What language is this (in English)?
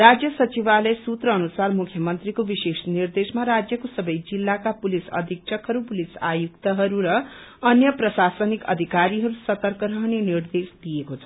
Nepali